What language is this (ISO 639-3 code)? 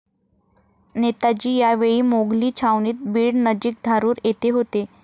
mar